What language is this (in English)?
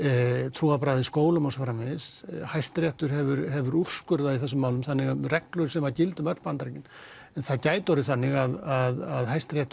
Icelandic